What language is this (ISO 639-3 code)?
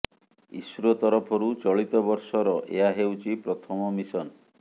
ori